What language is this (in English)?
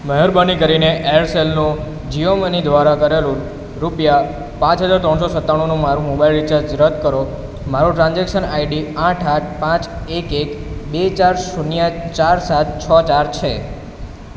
Gujarati